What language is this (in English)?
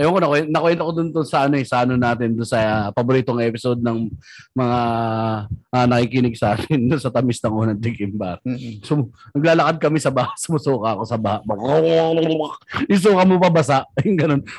Filipino